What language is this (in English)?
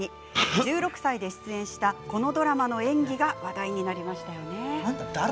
Japanese